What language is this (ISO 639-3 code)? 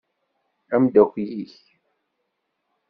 kab